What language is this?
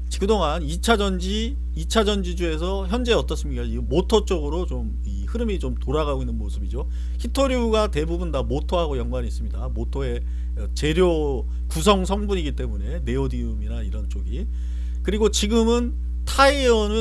Korean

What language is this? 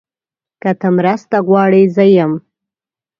Pashto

